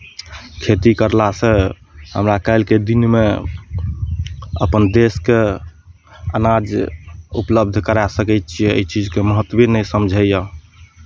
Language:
Maithili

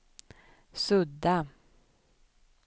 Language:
Swedish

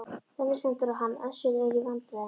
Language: Icelandic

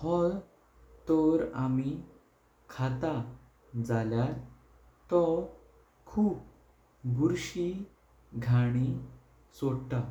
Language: Konkani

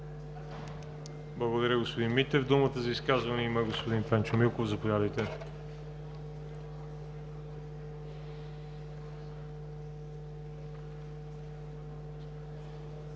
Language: Bulgarian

